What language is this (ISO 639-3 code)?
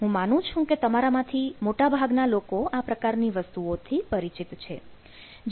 guj